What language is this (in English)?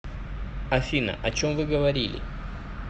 Russian